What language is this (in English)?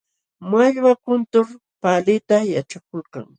Jauja Wanca Quechua